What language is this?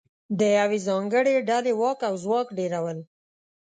Pashto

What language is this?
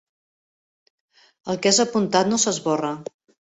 Catalan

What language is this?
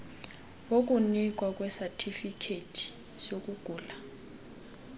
Xhosa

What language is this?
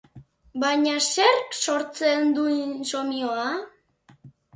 Basque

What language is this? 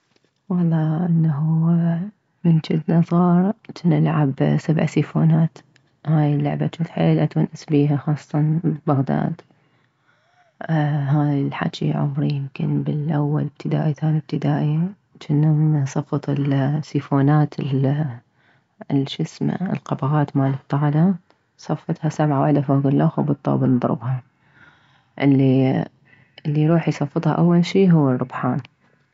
Mesopotamian Arabic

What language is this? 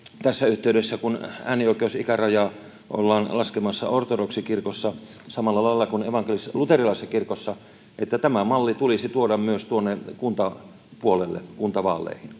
Finnish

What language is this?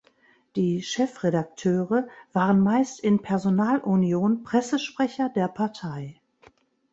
German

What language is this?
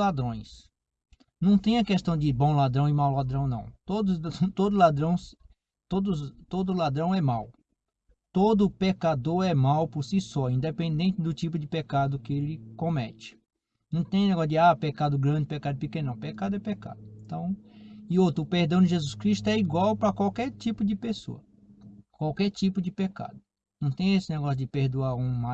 Portuguese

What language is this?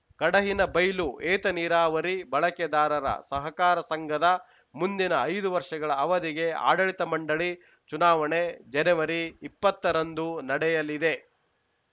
Kannada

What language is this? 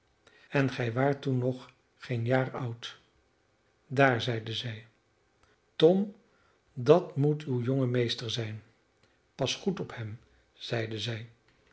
Dutch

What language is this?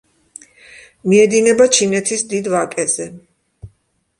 Georgian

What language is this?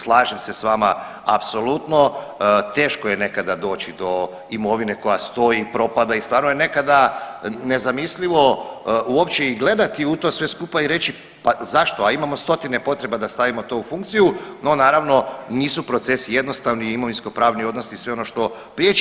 Croatian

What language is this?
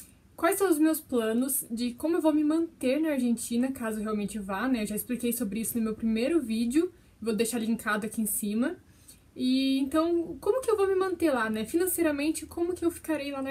Portuguese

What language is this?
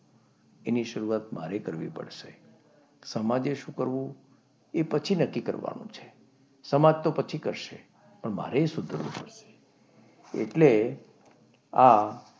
Gujarati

